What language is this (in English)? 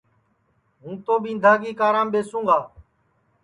Sansi